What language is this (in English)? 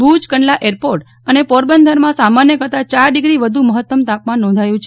Gujarati